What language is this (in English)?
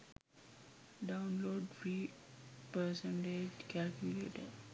Sinhala